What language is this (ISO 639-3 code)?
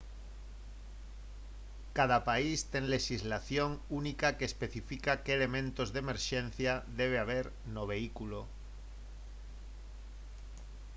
glg